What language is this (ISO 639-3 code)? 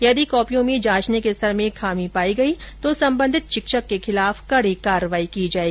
hin